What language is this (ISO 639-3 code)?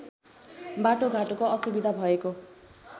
nep